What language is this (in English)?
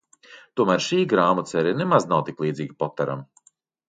Latvian